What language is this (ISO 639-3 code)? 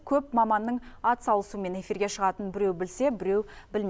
kaz